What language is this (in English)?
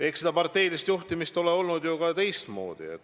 Estonian